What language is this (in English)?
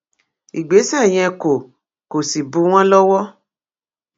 Yoruba